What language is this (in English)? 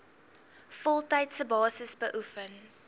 Afrikaans